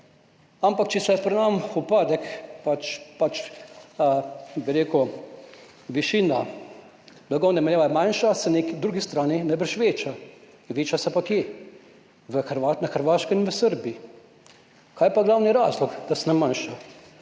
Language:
Slovenian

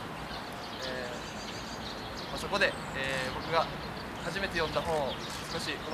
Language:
Japanese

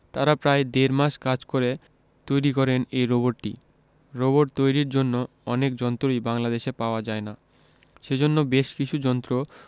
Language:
Bangla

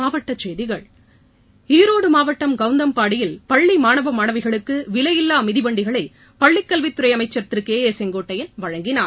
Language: Tamil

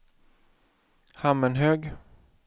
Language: Swedish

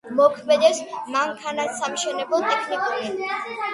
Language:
Georgian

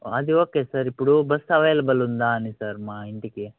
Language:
Telugu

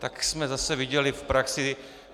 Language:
Czech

